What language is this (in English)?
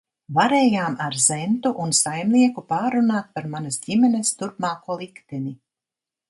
Latvian